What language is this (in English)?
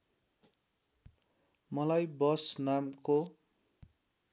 Nepali